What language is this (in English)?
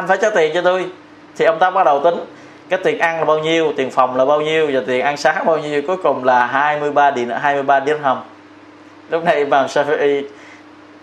Vietnamese